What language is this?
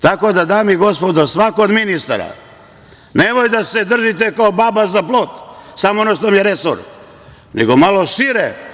Serbian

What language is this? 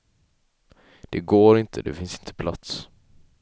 Swedish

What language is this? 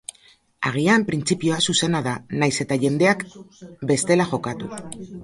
Basque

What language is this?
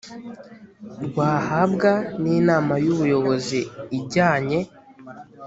Kinyarwanda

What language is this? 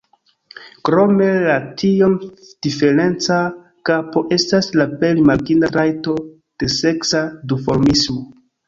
Esperanto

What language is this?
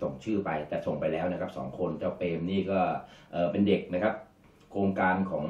Thai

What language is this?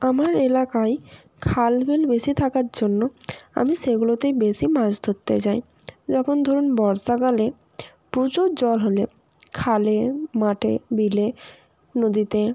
Bangla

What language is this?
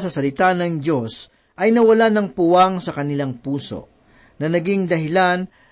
Filipino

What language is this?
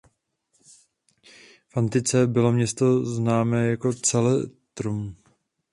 Czech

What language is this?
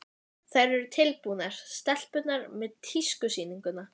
Icelandic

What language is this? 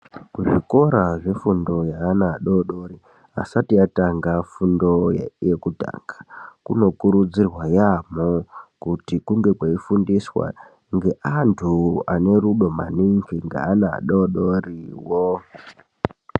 Ndau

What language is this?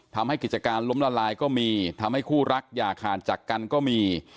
Thai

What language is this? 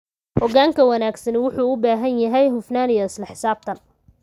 Somali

